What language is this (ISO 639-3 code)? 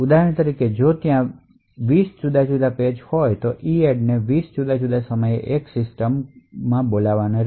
guj